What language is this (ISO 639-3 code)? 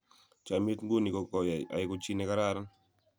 kln